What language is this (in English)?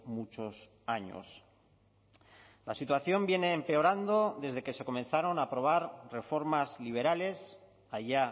Spanish